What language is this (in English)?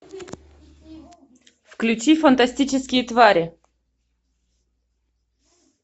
Russian